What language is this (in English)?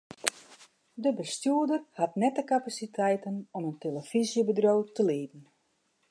Western Frisian